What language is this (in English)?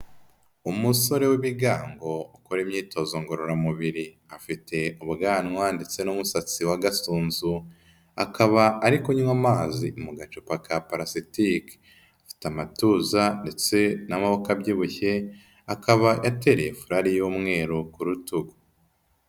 Kinyarwanda